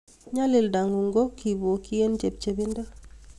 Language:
Kalenjin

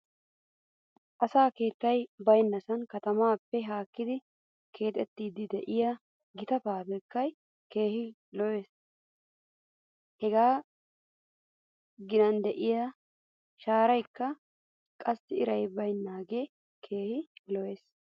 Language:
Wolaytta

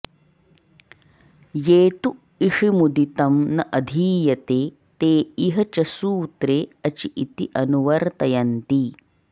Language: Sanskrit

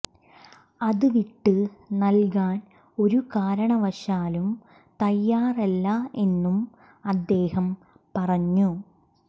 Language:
Malayalam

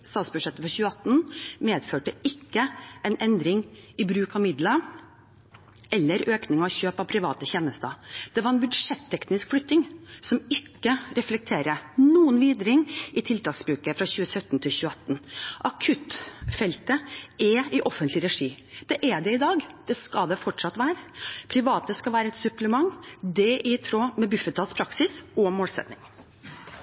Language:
Norwegian Bokmål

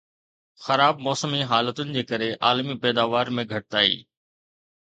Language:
Sindhi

